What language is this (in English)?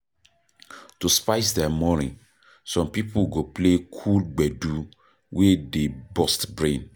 Nigerian Pidgin